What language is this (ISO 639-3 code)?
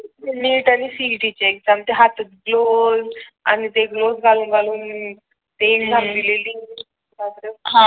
mar